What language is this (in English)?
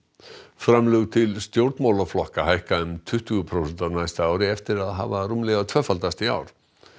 Icelandic